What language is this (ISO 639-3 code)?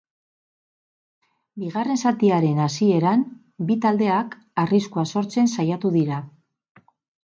eus